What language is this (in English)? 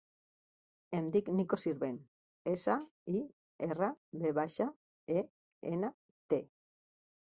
Catalan